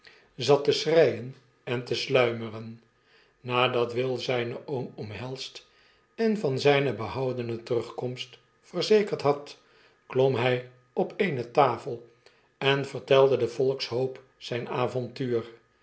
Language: Dutch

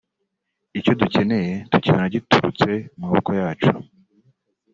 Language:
Kinyarwanda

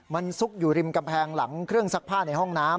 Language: Thai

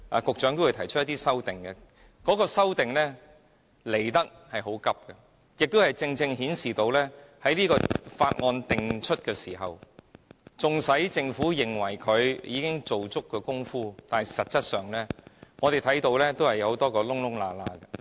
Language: Cantonese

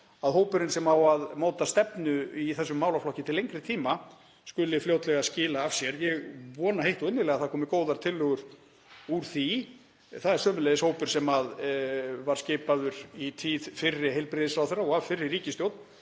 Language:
Icelandic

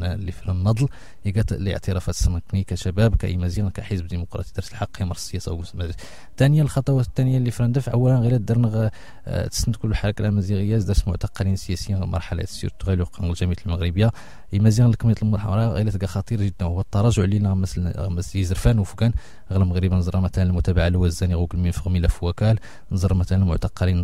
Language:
Arabic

